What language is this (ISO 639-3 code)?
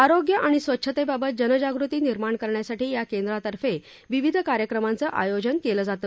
mar